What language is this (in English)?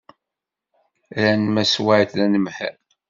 Kabyle